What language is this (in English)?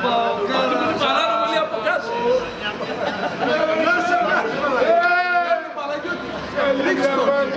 Arabic